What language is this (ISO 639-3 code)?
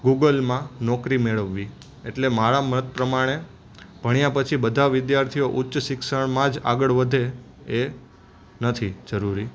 guj